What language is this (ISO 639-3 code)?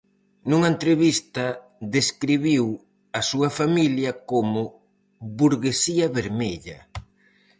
glg